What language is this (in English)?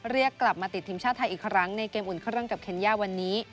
Thai